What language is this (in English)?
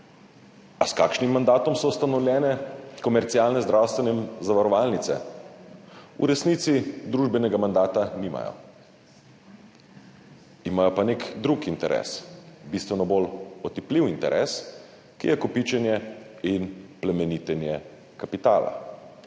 Slovenian